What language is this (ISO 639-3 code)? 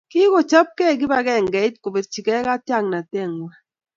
kln